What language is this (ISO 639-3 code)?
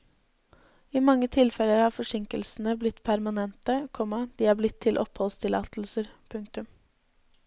nor